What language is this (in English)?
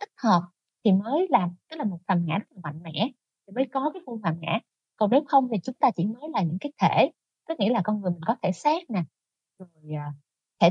Vietnamese